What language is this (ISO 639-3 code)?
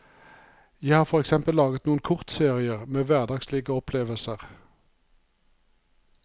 nor